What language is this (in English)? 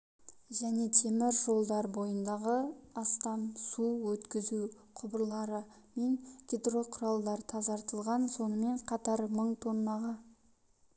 Kazakh